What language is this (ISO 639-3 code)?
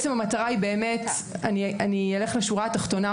heb